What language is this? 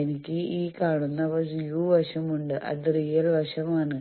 Malayalam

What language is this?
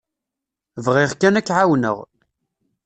Kabyle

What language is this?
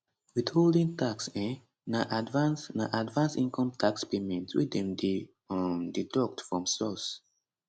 Nigerian Pidgin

